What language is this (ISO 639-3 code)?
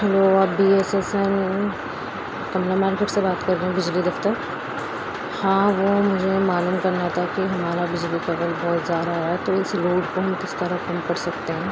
urd